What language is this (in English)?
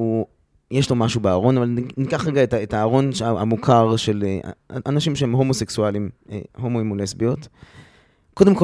Hebrew